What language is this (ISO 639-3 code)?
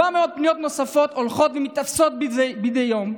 heb